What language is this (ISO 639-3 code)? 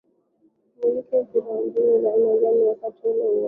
swa